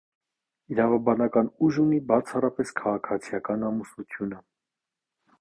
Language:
Armenian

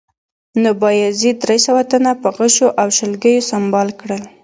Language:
Pashto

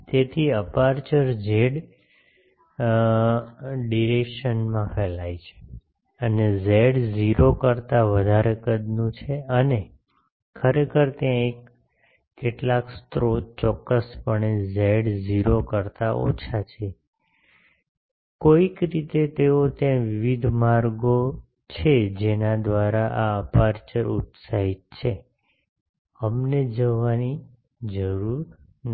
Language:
Gujarati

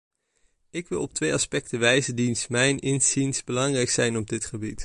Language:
Dutch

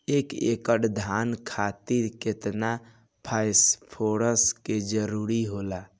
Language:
Bhojpuri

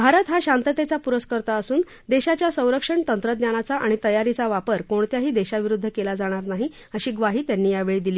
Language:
Marathi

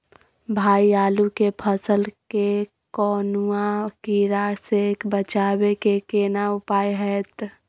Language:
Maithili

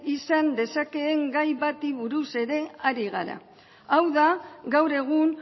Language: Basque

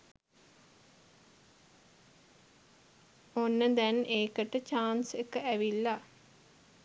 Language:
Sinhala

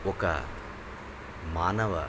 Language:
Telugu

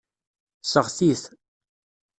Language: Kabyle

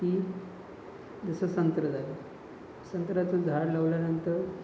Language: Marathi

